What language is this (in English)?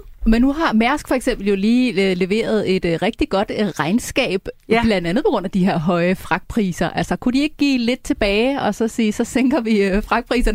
Danish